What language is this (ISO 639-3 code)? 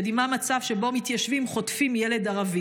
heb